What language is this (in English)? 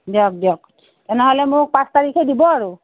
Assamese